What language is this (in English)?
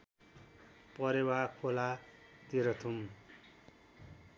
Nepali